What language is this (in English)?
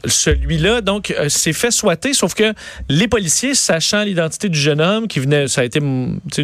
French